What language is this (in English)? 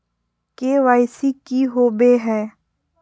Magahi